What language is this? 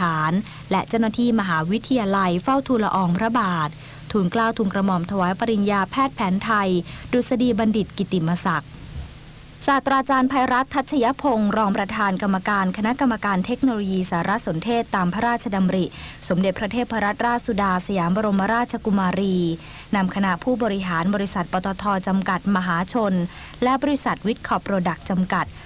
Thai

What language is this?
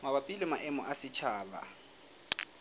Southern Sotho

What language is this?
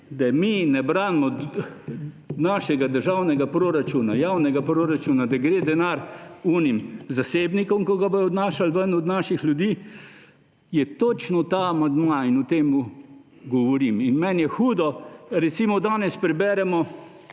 Slovenian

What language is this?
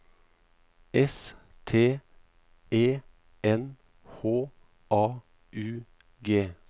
Norwegian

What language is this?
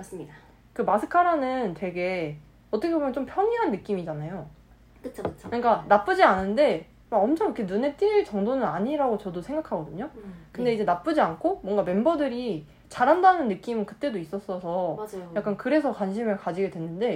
Korean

